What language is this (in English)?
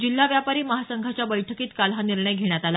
Marathi